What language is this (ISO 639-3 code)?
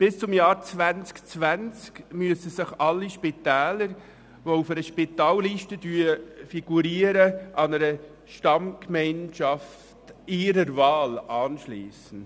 gsw